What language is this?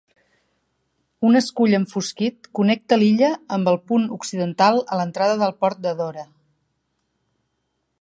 Catalan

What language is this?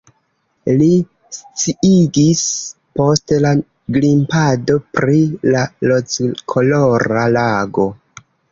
Esperanto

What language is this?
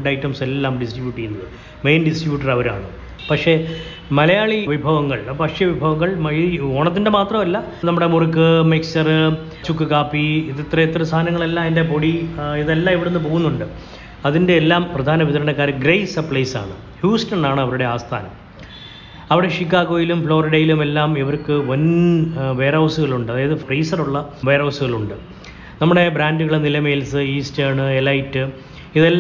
Malayalam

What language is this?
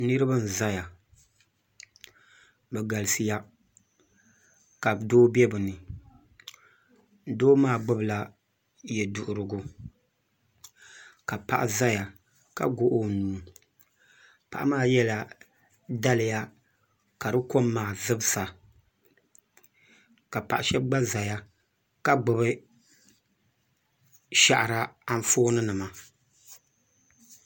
Dagbani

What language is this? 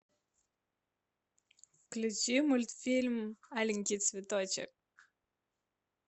Russian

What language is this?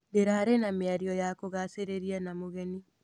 Kikuyu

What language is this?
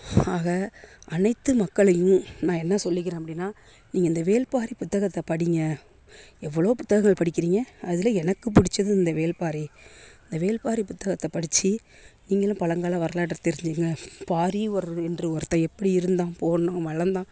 Tamil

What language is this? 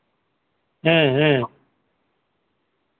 Santali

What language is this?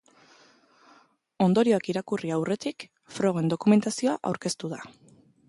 Basque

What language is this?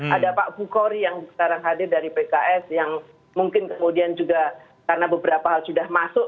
Indonesian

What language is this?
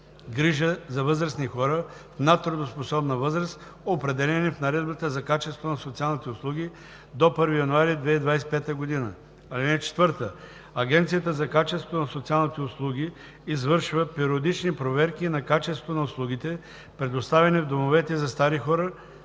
Bulgarian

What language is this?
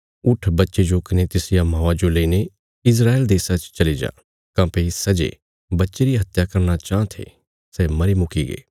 Bilaspuri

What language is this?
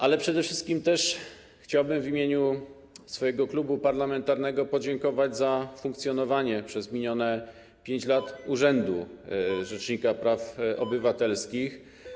Polish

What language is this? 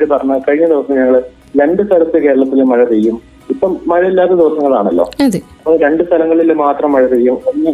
Malayalam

